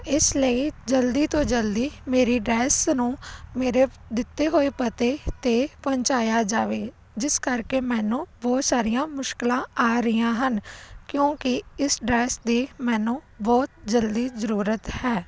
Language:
Punjabi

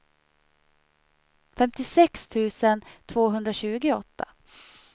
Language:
Swedish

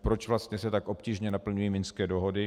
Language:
Czech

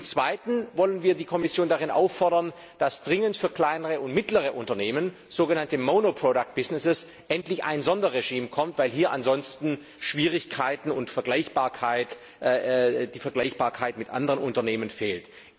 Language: German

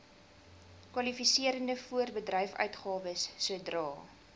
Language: Afrikaans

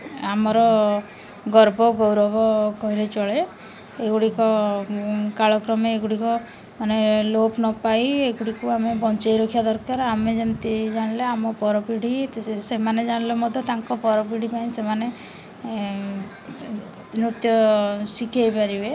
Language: Odia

